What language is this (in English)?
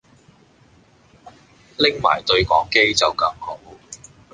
Cantonese